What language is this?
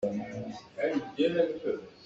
Hakha Chin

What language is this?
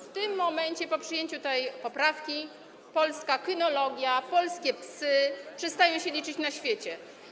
Polish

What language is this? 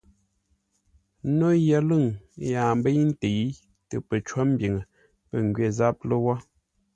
Ngombale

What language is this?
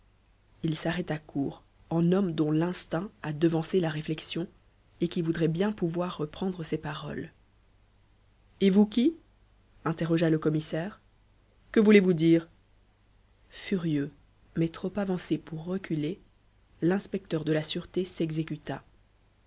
French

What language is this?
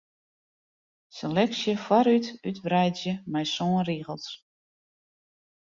Western Frisian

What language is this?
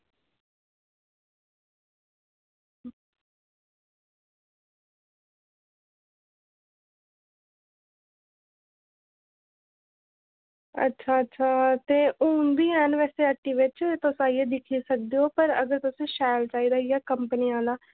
Dogri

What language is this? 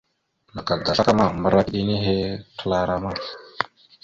Mada (Cameroon)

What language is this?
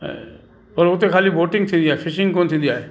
Sindhi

